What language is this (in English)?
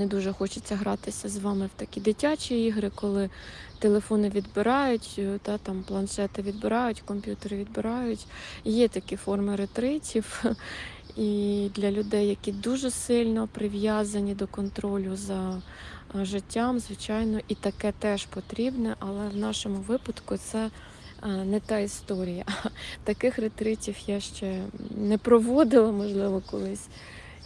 Ukrainian